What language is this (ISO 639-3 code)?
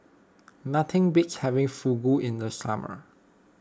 eng